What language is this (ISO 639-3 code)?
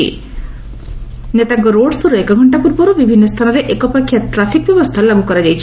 ori